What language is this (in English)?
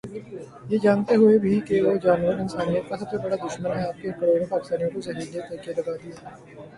Urdu